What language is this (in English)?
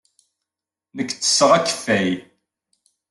Kabyle